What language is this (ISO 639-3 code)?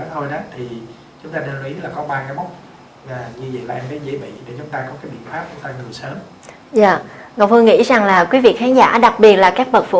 vie